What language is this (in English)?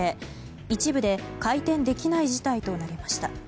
Japanese